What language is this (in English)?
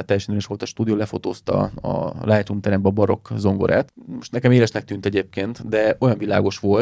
Hungarian